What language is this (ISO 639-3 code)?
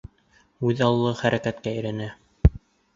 bak